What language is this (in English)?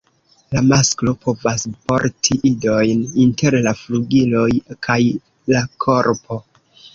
Esperanto